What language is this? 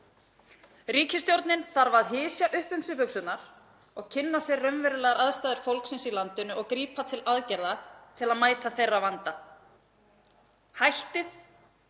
Icelandic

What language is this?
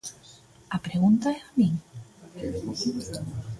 Galician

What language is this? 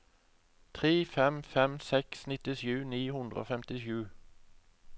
Norwegian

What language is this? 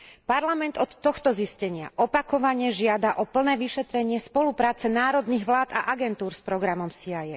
Slovak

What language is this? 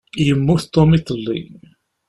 Kabyle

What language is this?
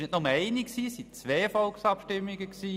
Swiss German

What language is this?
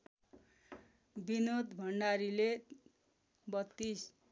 Nepali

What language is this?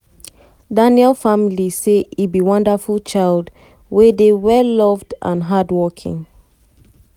Nigerian Pidgin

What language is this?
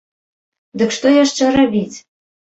Belarusian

